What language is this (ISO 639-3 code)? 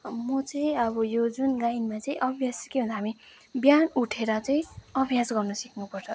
nep